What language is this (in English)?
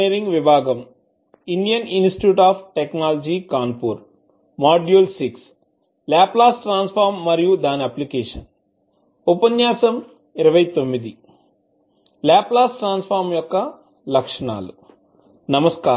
Telugu